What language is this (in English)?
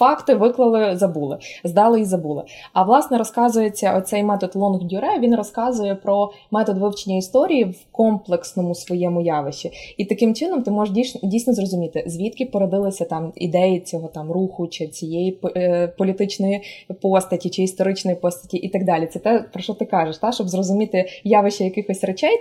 Ukrainian